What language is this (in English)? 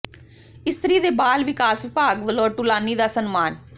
Punjabi